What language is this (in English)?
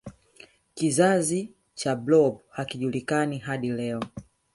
Swahili